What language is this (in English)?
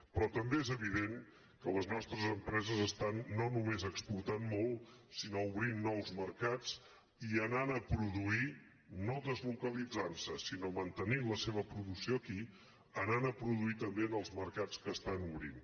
Catalan